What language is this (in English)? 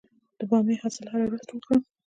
Pashto